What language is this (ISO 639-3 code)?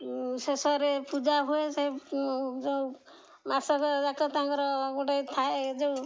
ori